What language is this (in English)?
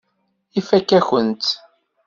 Kabyle